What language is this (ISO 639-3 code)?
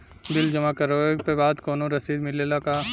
bho